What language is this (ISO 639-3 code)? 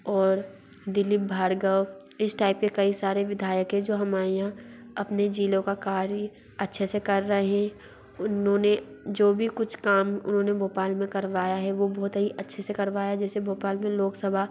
hin